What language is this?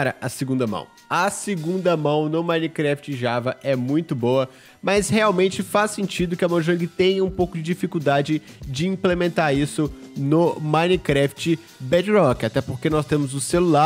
Portuguese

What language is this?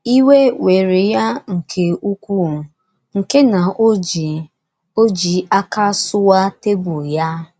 Igbo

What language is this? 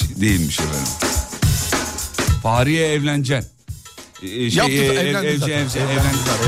Turkish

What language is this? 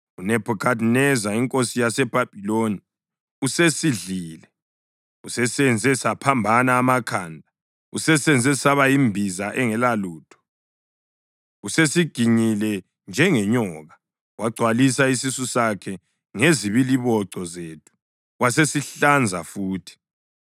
North Ndebele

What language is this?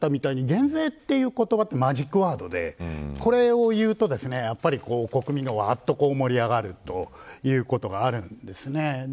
Japanese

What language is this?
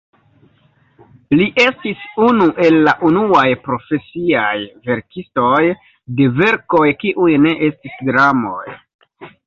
Esperanto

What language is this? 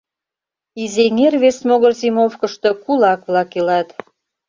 Mari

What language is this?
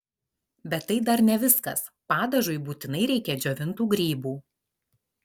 Lithuanian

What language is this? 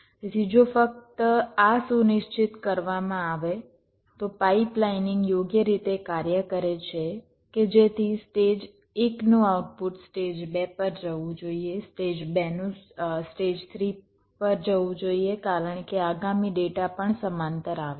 Gujarati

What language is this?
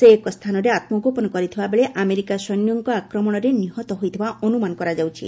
Odia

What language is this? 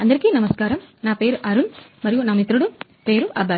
Telugu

